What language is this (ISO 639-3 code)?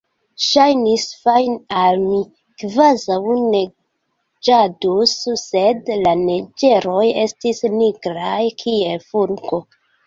epo